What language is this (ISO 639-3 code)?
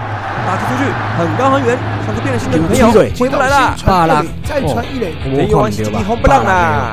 zho